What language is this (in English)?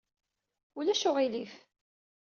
Kabyle